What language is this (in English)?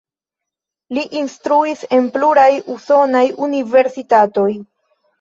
Esperanto